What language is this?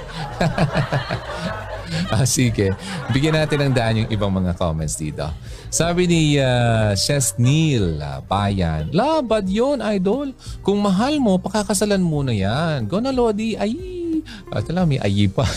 Filipino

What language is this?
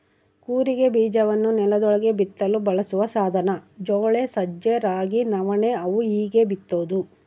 Kannada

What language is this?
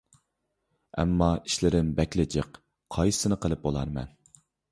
Uyghur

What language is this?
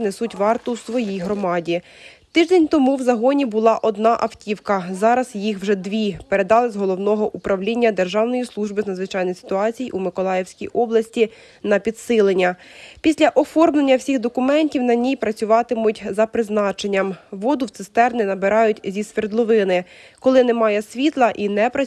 Ukrainian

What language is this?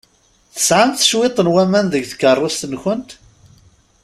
Kabyle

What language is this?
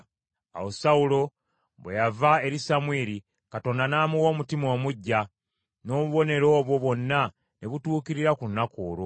Ganda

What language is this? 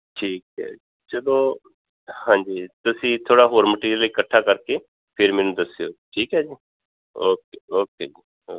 Punjabi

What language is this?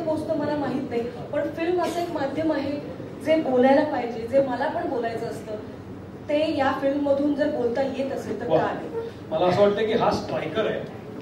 Marathi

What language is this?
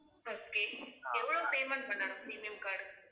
Tamil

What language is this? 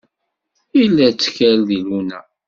Kabyle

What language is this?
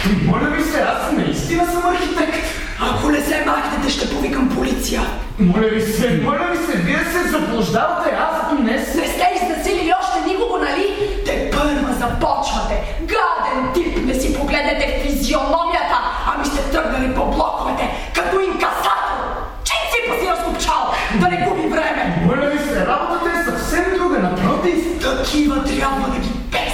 Bulgarian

